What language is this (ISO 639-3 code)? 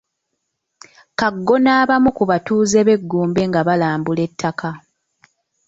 lug